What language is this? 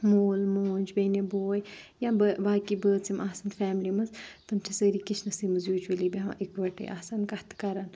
Kashmiri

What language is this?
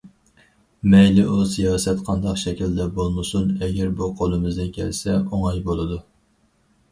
Uyghur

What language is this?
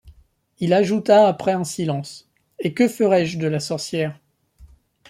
French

